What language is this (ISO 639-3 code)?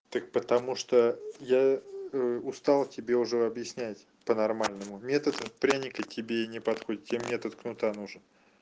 rus